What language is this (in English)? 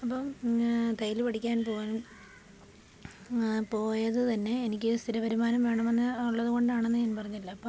Malayalam